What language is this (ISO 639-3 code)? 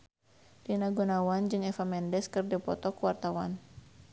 sun